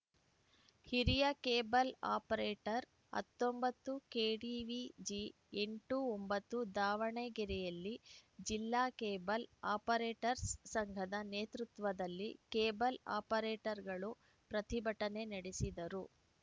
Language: Kannada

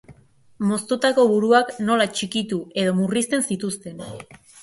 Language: Basque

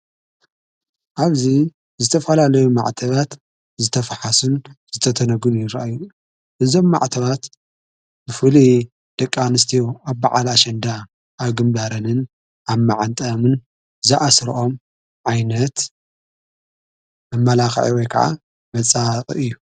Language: Tigrinya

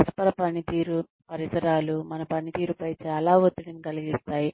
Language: Telugu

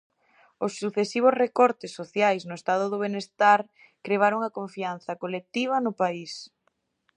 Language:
Galician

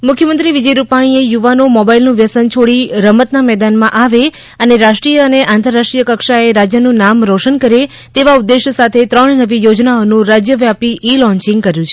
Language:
Gujarati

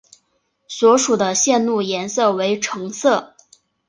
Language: Chinese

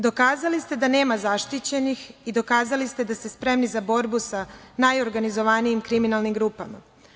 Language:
Serbian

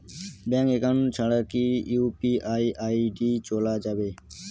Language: Bangla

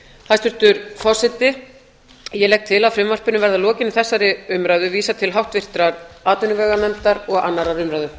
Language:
Icelandic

